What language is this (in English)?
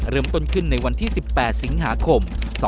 Thai